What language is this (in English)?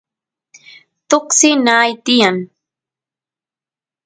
Santiago del Estero Quichua